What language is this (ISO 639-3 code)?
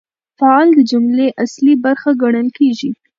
pus